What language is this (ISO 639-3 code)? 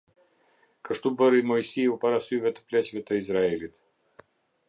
sqi